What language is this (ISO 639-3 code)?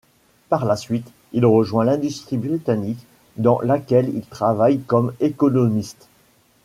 fra